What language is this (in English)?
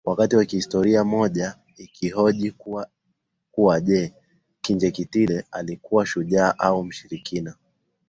Swahili